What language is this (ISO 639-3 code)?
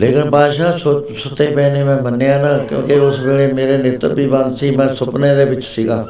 pan